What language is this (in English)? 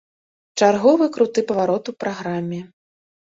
Belarusian